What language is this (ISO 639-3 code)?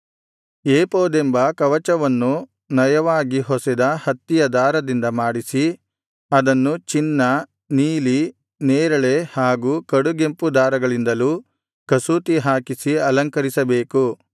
kan